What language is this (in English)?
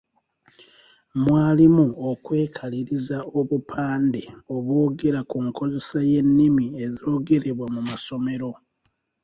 Ganda